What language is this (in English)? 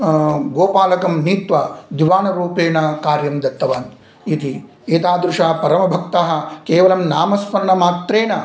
Sanskrit